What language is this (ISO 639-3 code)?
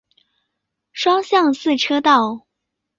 zho